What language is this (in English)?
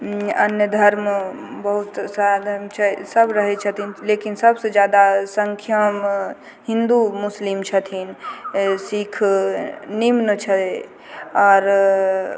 Maithili